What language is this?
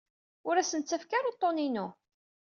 Kabyle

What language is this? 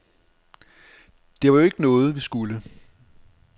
Danish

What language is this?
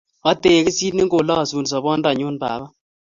Kalenjin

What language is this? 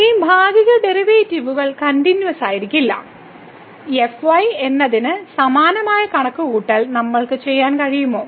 Malayalam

